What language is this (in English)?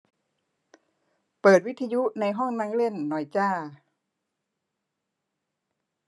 Thai